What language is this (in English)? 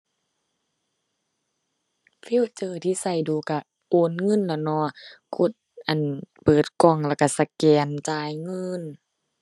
Thai